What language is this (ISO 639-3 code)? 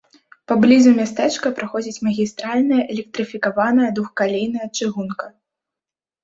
bel